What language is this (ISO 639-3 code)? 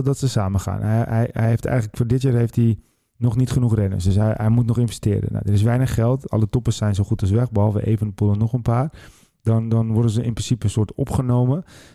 nld